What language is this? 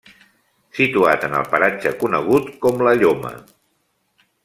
Catalan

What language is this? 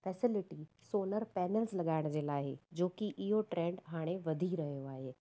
Sindhi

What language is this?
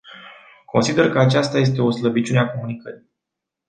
Romanian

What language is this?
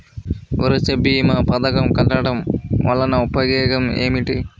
Telugu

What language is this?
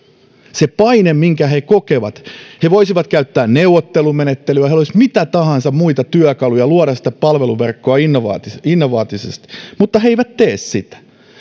Finnish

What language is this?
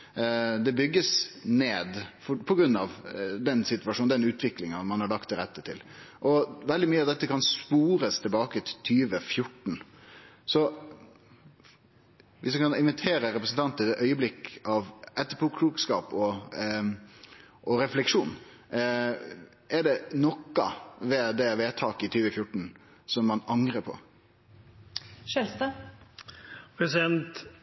Norwegian Nynorsk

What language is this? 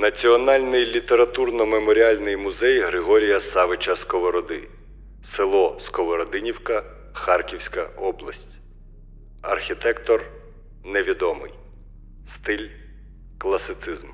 Ukrainian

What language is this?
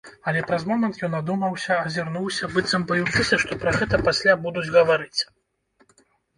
Belarusian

